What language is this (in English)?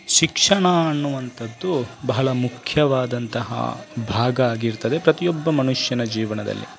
Kannada